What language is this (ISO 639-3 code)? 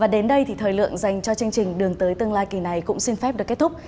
vie